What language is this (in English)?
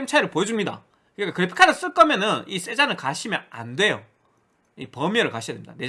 Korean